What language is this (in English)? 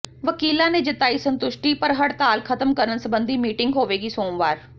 Punjabi